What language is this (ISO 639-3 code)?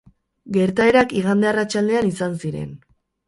eus